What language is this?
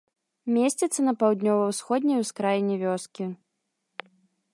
Belarusian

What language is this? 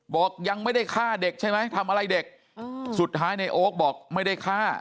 Thai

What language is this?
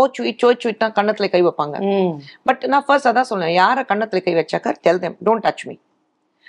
Tamil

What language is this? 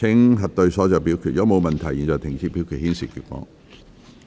Cantonese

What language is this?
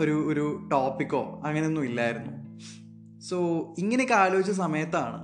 Malayalam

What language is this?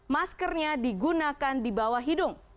Indonesian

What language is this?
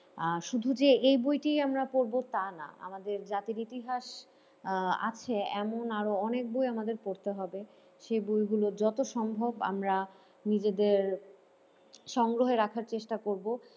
Bangla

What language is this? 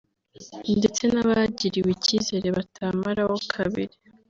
Kinyarwanda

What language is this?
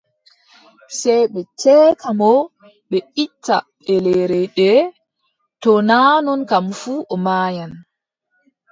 Adamawa Fulfulde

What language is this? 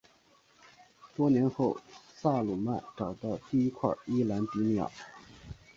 Chinese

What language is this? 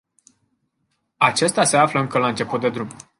Romanian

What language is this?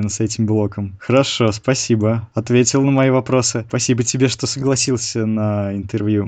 Russian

